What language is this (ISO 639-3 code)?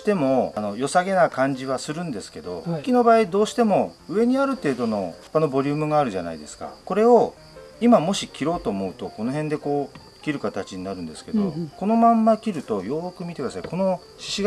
jpn